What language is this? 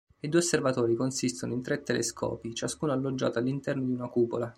Italian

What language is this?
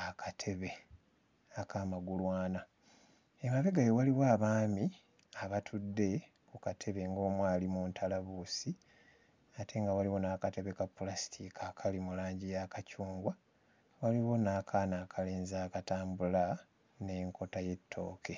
Ganda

